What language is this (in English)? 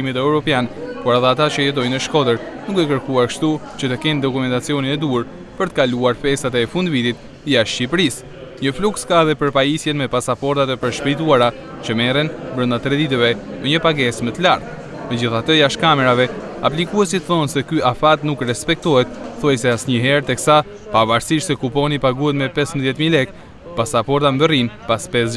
Romanian